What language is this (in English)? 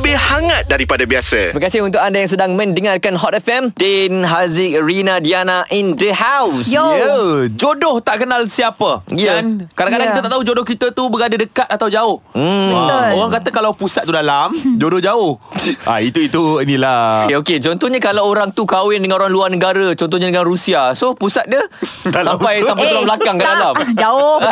Malay